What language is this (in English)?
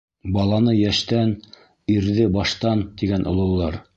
Bashkir